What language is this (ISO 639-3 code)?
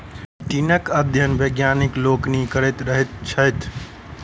mai